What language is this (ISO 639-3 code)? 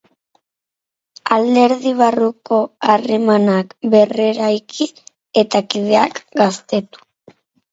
eus